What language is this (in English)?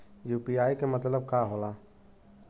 Bhojpuri